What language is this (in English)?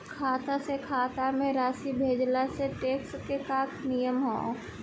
Bhojpuri